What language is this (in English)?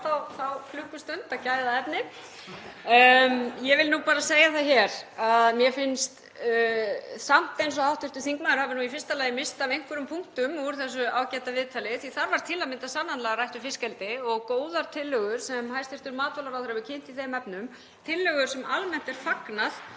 Icelandic